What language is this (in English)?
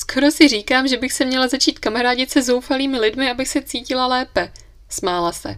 Czech